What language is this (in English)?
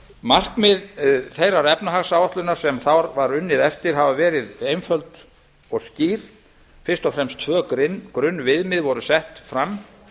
Icelandic